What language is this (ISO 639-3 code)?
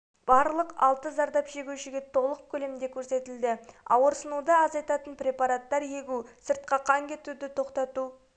kaz